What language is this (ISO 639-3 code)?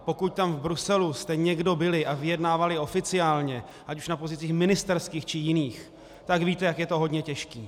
ces